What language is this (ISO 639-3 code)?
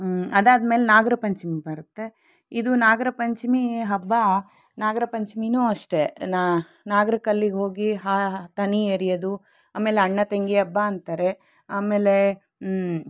kan